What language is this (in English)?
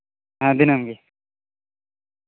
Santali